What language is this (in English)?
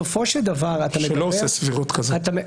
Hebrew